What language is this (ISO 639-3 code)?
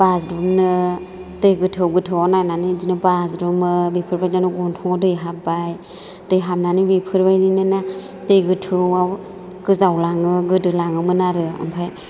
brx